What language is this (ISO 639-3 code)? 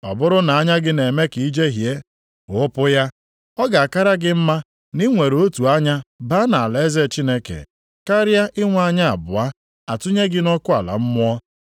ibo